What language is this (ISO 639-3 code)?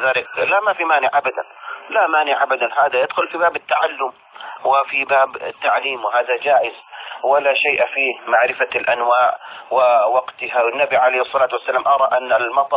ara